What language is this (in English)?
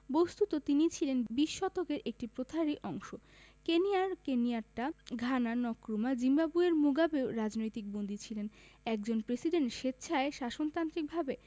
Bangla